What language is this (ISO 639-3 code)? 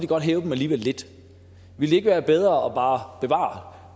dan